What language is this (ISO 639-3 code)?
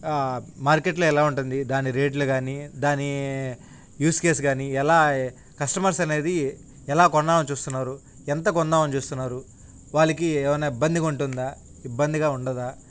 tel